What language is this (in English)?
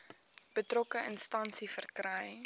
Afrikaans